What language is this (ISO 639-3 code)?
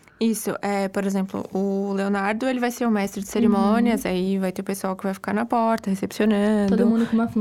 por